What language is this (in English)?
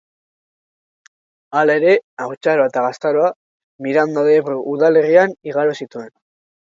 Basque